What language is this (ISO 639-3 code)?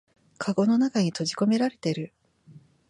jpn